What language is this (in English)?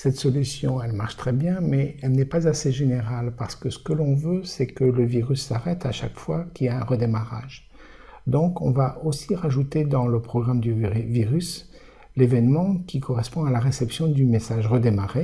French